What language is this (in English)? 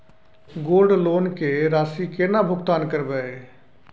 Maithili